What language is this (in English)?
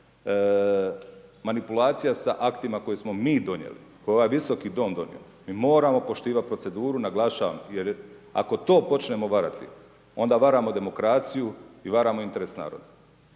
Croatian